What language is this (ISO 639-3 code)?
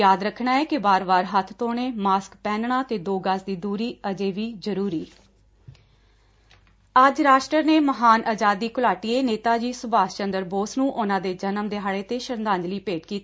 pan